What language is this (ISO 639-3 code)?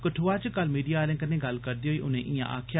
doi